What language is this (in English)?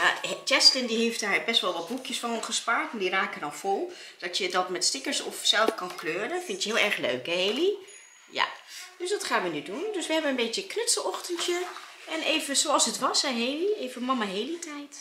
Dutch